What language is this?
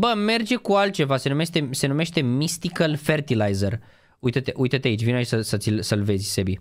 Romanian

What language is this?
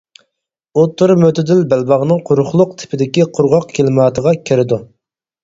Uyghur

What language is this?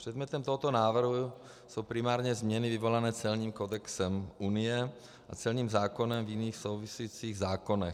Czech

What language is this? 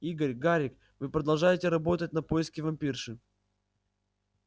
Russian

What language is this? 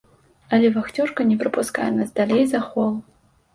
Belarusian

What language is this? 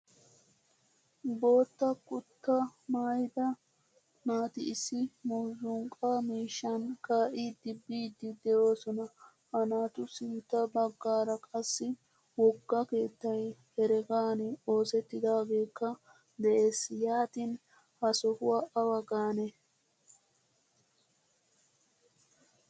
Wolaytta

